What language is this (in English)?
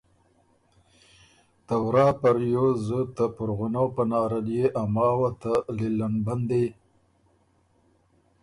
Ormuri